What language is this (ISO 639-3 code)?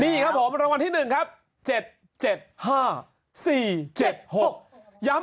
tha